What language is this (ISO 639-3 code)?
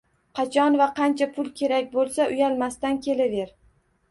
uzb